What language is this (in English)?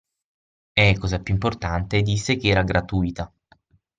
Italian